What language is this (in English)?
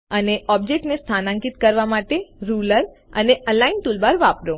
Gujarati